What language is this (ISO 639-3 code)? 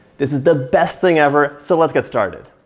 eng